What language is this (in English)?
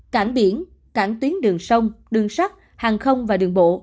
Vietnamese